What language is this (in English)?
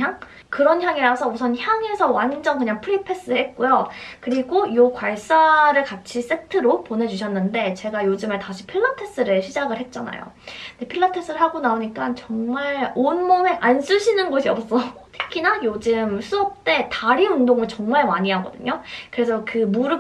Korean